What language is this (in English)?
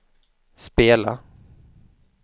Swedish